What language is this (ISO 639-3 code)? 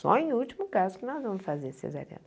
por